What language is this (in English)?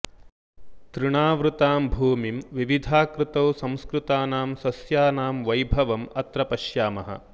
Sanskrit